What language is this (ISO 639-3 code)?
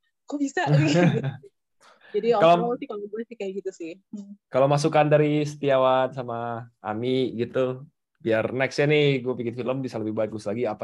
ind